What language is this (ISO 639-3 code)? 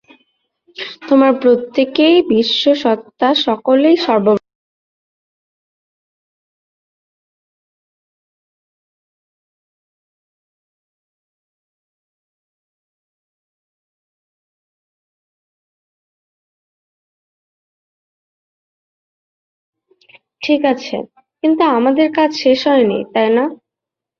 ben